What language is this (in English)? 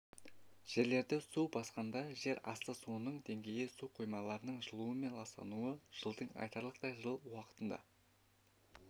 Kazakh